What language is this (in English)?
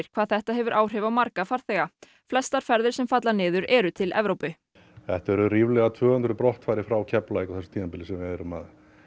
Icelandic